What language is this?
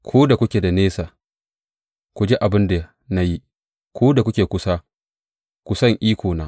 Hausa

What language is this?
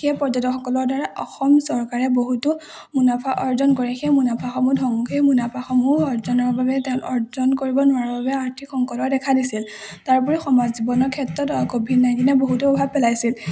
Assamese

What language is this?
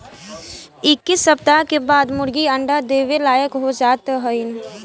Bhojpuri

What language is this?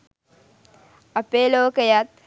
Sinhala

